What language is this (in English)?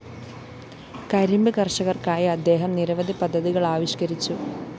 Malayalam